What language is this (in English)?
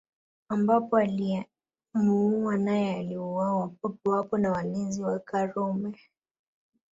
Swahili